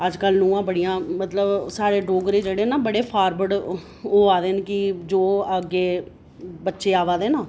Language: Dogri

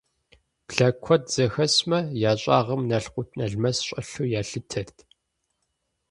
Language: Kabardian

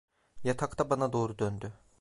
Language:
Turkish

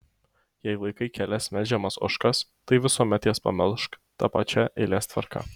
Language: Lithuanian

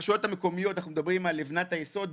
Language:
Hebrew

